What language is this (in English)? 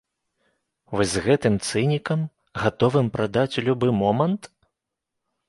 Belarusian